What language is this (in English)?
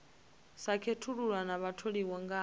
Venda